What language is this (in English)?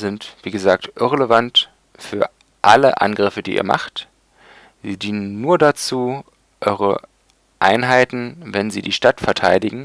German